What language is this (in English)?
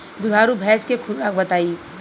Bhojpuri